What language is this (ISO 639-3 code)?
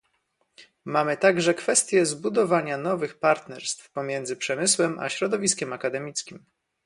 pol